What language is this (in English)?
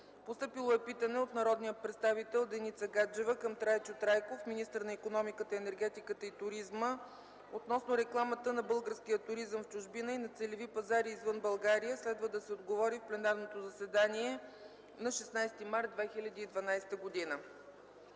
Bulgarian